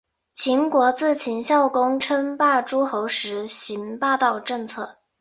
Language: Chinese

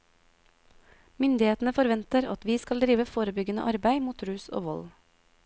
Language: Norwegian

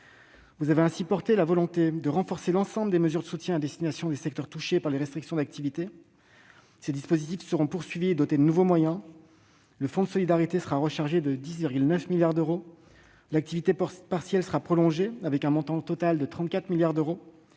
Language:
French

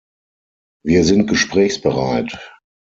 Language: German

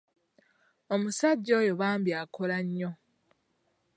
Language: Ganda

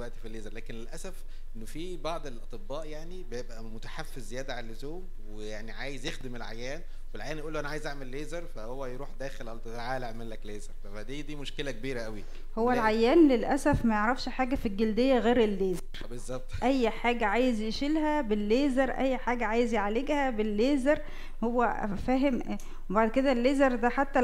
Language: Arabic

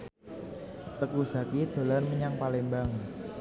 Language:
Javanese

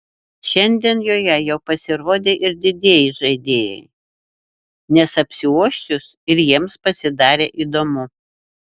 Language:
Lithuanian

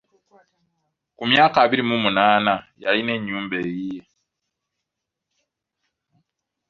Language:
Ganda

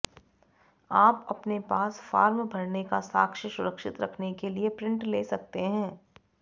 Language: Sanskrit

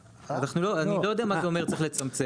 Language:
Hebrew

